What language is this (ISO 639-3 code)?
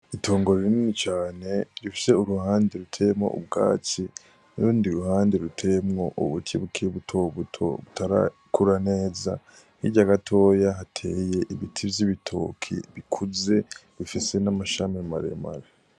run